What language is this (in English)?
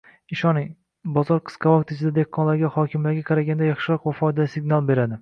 Uzbek